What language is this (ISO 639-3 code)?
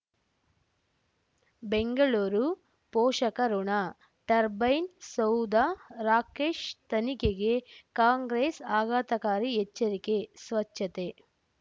kan